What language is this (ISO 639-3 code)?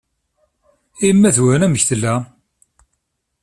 kab